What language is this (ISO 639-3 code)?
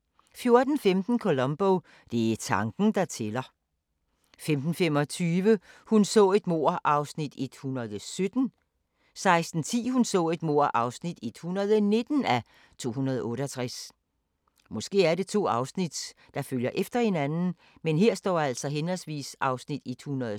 dan